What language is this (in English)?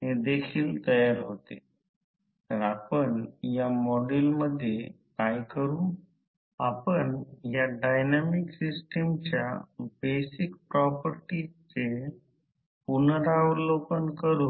Marathi